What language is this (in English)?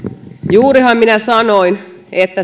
Finnish